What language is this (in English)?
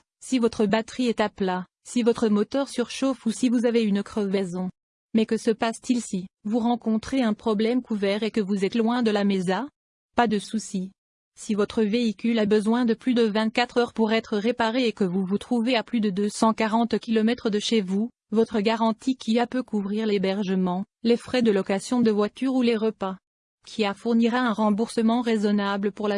French